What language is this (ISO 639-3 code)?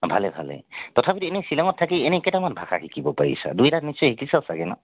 asm